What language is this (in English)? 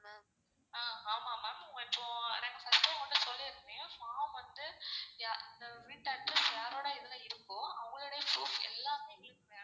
Tamil